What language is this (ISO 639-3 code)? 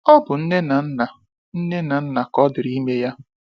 ibo